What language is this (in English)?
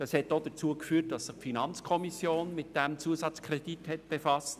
Swiss German